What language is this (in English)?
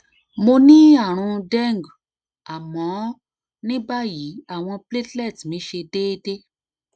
Yoruba